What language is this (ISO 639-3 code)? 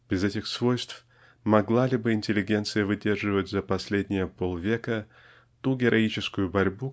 rus